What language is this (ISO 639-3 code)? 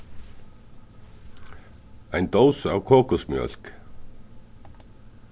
fao